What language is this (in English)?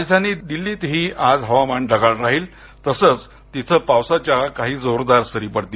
Marathi